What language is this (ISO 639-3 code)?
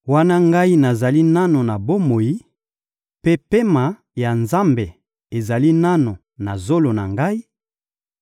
lin